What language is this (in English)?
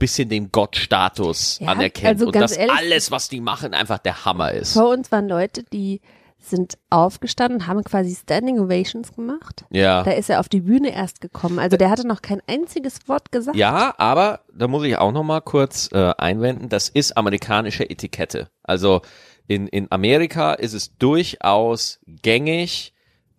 German